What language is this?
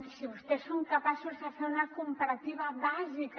Catalan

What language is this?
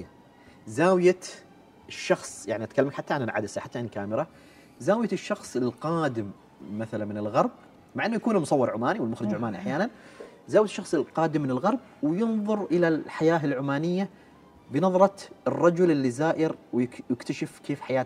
Arabic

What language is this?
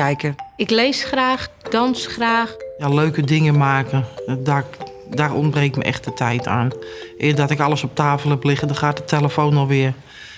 Dutch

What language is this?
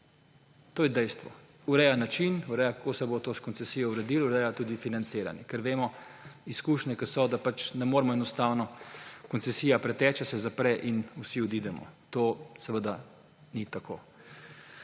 Slovenian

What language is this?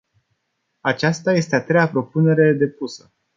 Romanian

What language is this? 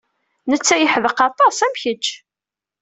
Kabyle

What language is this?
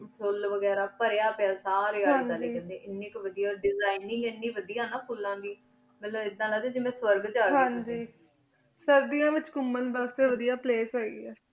Punjabi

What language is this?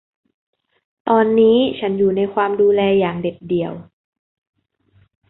Thai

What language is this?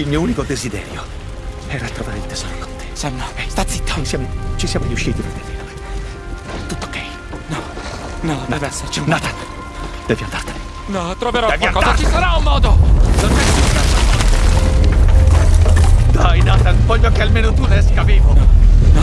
Italian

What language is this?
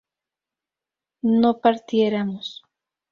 Spanish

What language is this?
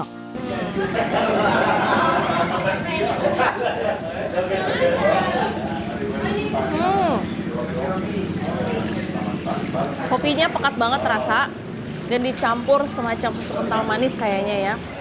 Indonesian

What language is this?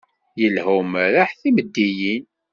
Kabyle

